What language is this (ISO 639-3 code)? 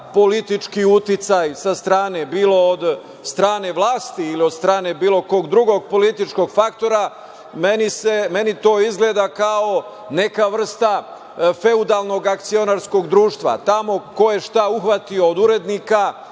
srp